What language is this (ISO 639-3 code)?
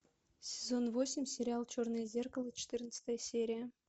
rus